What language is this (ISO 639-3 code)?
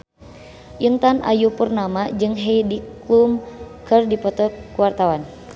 sun